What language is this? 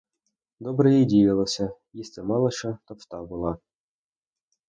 Ukrainian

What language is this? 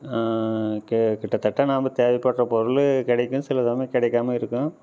Tamil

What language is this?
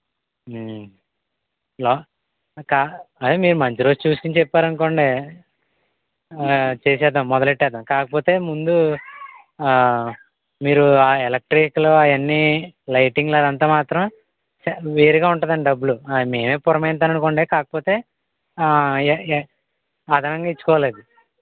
Telugu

